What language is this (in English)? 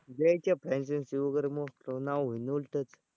Marathi